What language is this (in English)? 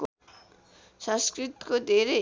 Nepali